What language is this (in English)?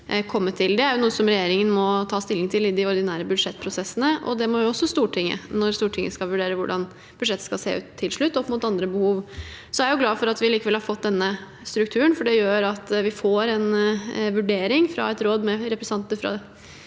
Norwegian